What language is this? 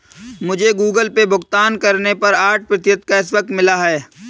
Hindi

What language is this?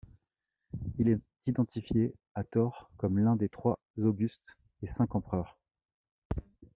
French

